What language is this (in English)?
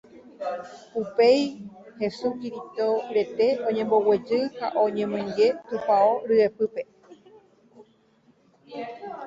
Guarani